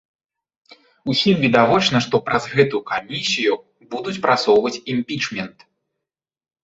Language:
Belarusian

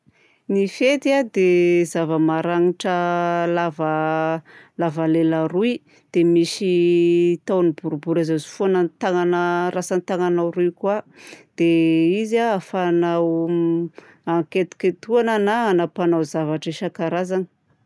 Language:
Southern Betsimisaraka Malagasy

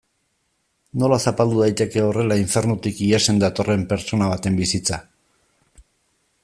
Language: Basque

